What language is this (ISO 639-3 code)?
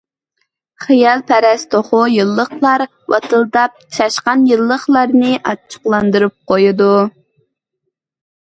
uig